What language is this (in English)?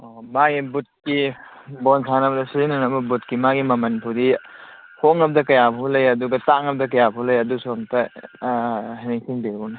Manipuri